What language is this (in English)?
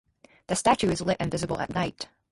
English